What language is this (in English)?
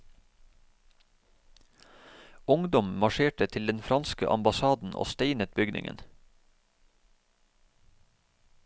Norwegian